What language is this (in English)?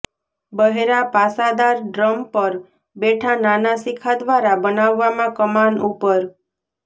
Gujarati